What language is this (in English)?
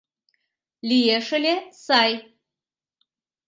Mari